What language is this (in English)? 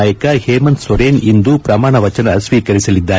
Kannada